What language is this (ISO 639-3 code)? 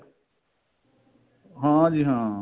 pan